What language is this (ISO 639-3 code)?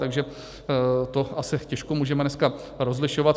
ces